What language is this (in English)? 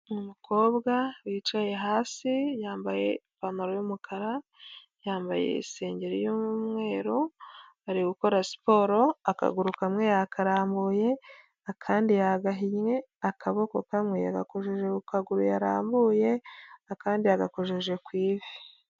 Kinyarwanda